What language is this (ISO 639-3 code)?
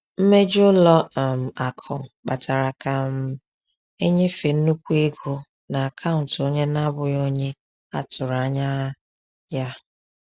ibo